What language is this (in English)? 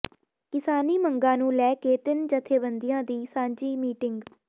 Punjabi